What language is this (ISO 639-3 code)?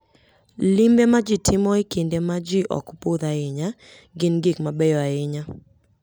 luo